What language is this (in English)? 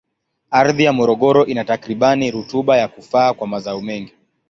Swahili